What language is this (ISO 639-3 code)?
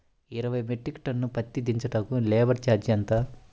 tel